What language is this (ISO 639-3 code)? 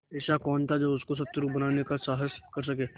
hin